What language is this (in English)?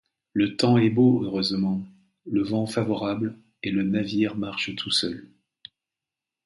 French